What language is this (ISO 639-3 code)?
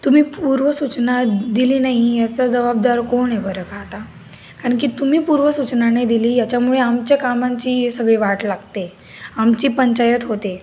mar